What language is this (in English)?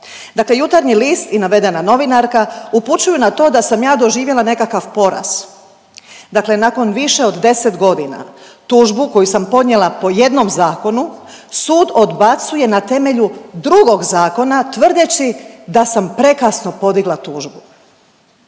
Croatian